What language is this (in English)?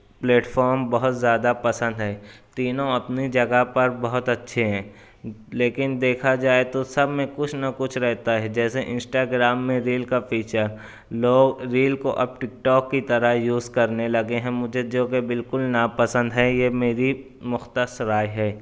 Urdu